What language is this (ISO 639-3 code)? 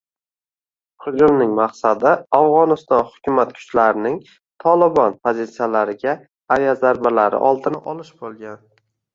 uzb